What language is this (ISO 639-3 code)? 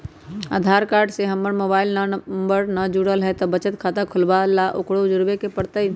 mag